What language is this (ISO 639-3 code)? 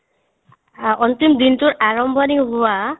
asm